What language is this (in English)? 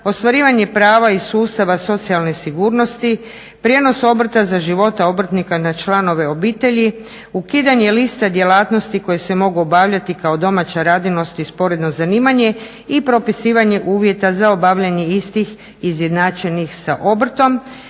Croatian